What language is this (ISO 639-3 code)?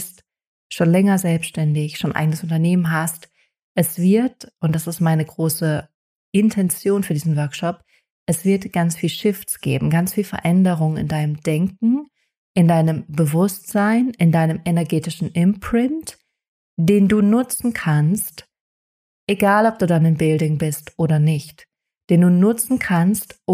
deu